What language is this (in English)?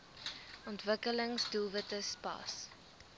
Afrikaans